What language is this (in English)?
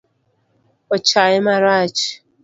Luo (Kenya and Tanzania)